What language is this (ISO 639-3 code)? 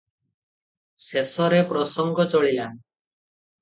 ori